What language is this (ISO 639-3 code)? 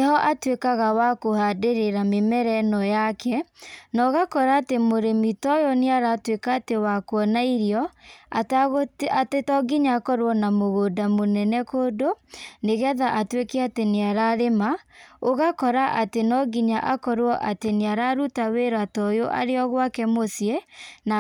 kik